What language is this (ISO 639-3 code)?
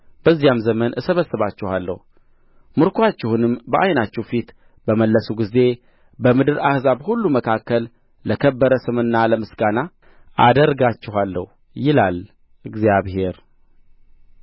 amh